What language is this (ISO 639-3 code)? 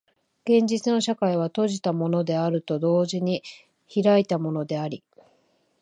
jpn